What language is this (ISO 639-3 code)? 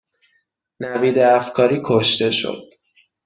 fas